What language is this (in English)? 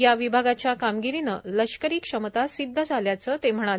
Marathi